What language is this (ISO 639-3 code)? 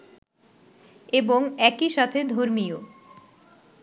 ben